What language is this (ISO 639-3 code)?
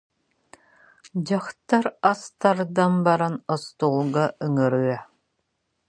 sah